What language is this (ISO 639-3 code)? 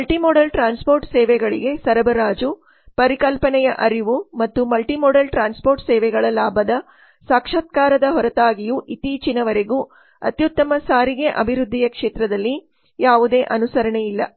kan